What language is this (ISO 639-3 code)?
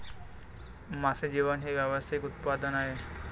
mar